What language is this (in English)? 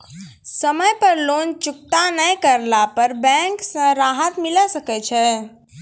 Maithili